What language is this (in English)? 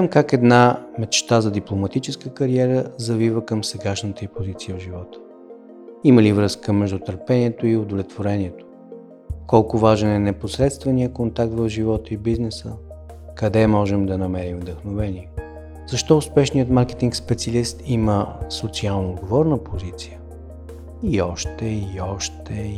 Bulgarian